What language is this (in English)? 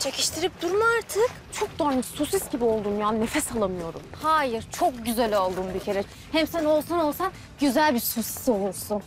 Turkish